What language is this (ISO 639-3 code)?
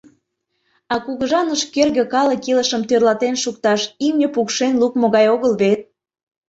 chm